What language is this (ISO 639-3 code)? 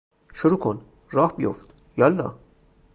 fas